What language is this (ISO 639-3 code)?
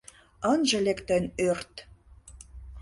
chm